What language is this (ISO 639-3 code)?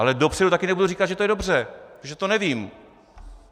ces